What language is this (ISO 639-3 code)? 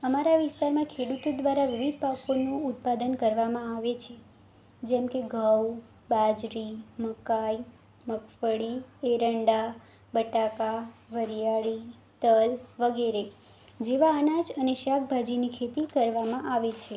guj